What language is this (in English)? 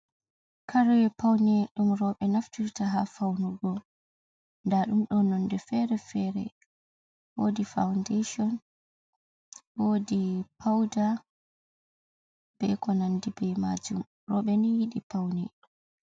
Fula